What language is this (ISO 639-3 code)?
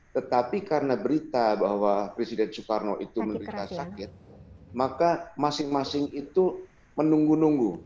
ind